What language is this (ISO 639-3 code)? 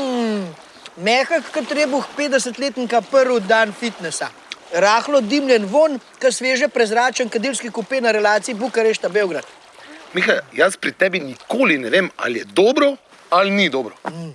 slv